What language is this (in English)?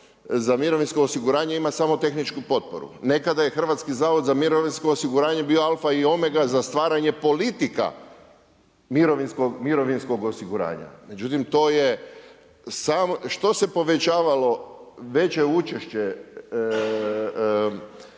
Croatian